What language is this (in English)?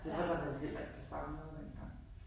Danish